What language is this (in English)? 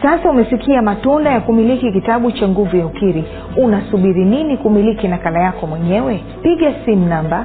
Swahili